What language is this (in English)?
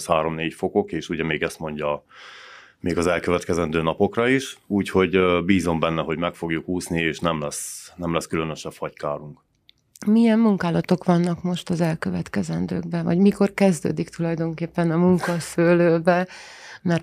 Hungarian